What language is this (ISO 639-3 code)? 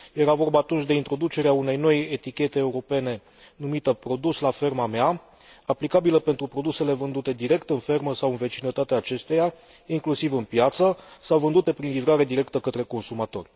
ron